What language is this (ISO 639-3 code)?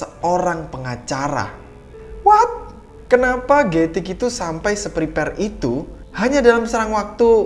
ind